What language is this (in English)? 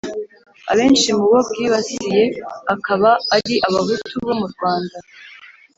Kinyarwanda